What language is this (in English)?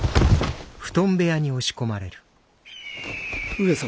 Japanese